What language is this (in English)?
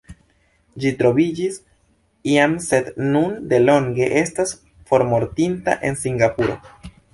Esperanto